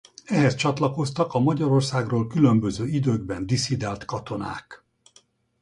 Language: Hungarian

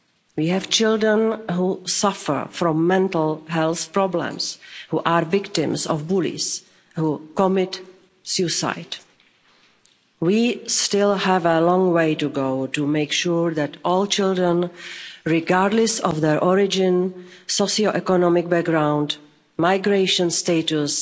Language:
English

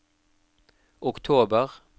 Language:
Norwegian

